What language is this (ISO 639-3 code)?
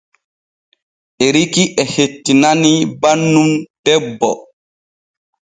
fue